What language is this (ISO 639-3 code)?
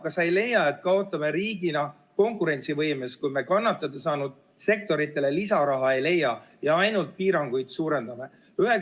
est